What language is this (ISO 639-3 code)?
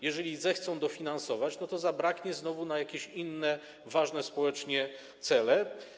pol